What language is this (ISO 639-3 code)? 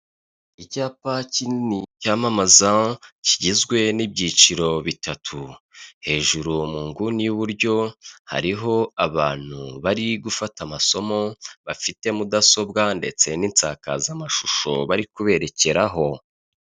kin